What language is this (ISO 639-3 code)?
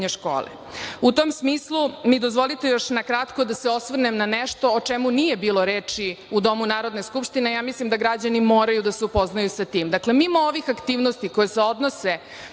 srp